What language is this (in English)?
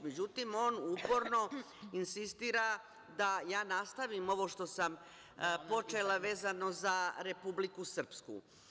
Serbian